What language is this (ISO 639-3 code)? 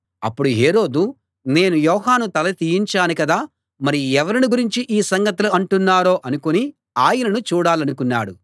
tel